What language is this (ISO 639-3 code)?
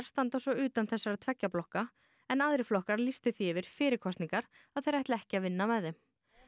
isl